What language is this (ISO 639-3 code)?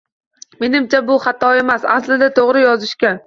uzb